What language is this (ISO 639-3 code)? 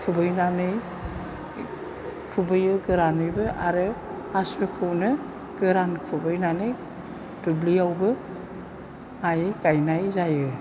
brx